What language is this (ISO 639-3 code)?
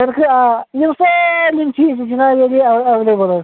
kas